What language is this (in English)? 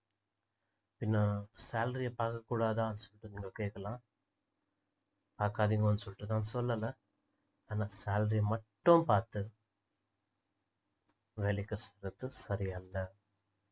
Tamil